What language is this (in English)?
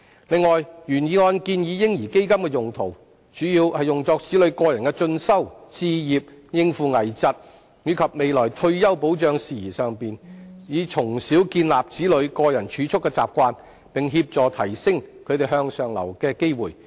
Cantonese